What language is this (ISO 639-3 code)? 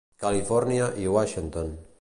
cat